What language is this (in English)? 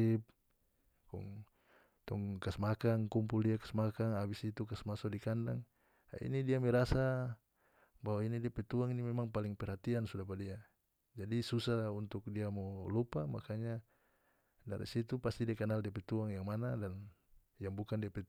North Moluccan Malay